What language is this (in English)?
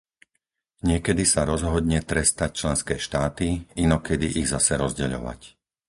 Slovak